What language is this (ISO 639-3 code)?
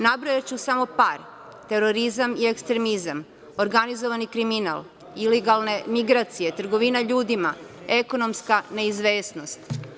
srp